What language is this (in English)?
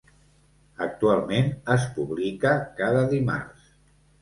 Catalan